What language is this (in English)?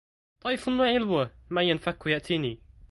Arabic